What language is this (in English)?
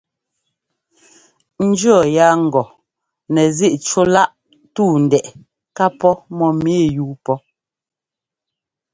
Ngomba